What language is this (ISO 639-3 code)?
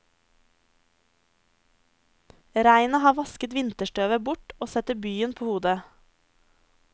nor